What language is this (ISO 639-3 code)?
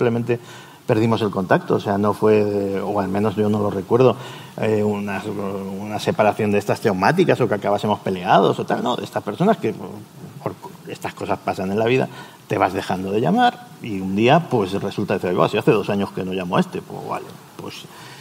spa